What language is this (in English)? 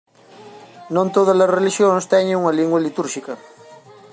Galician